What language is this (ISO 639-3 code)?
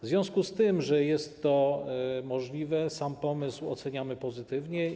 pol